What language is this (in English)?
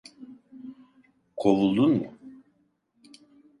Turkish